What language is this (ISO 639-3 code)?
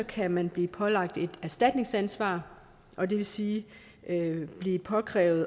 dan